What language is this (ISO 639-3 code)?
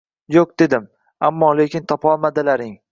uzb